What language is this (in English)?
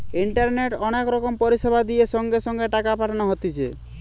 Bangla